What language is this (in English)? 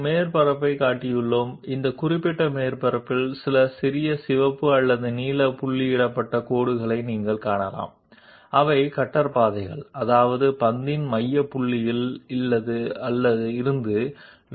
Telugu